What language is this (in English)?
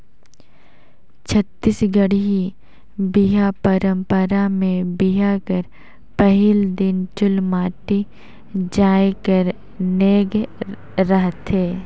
Chhattisgarhi